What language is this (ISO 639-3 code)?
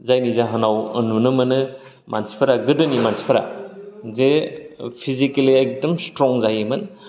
brx